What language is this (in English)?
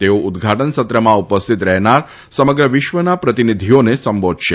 Gujarati